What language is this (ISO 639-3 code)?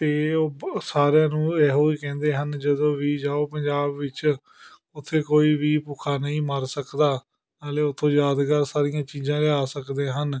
pan